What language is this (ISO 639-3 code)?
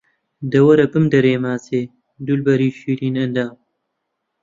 ckb